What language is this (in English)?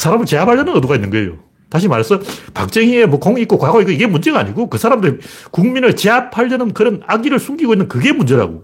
Korean